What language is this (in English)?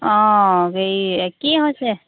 Assamese